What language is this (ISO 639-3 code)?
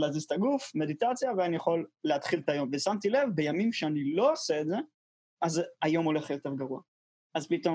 heb